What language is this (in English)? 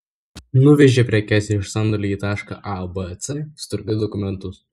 Lithuanian